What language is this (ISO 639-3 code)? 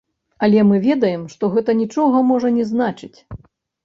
bel